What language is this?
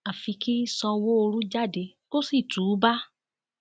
Yoruba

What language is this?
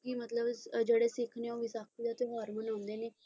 Punjabi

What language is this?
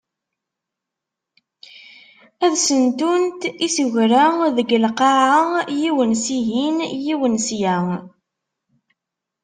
Kabyle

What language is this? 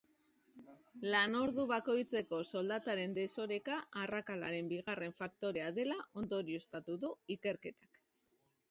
Basque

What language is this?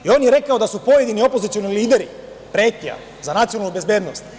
Serbian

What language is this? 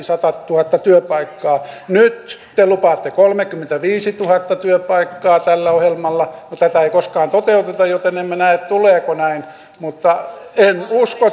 Finnish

